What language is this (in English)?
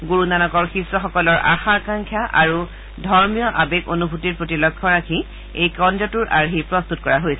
Assamese